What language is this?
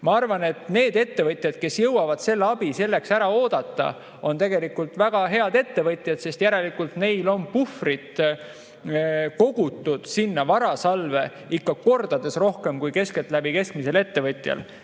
Estonian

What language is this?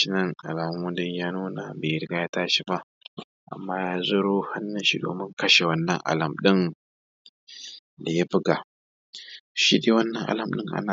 Hausa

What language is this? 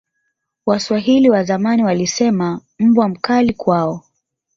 Swahili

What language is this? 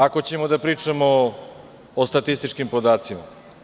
Serbian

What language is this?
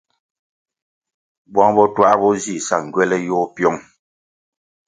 Kwasio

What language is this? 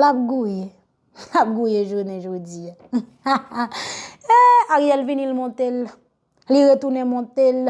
French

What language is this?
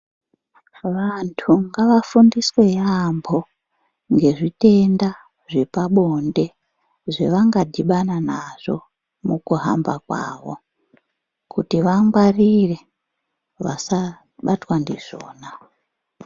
Ndau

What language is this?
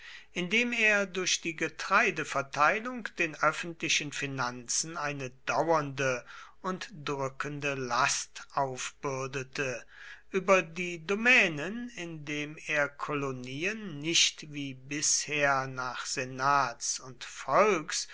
German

